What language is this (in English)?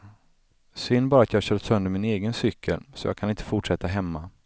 Swedish